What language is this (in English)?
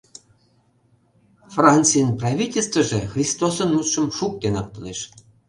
Mari